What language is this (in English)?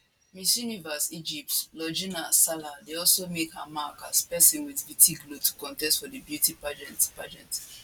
Nigerian Pidgin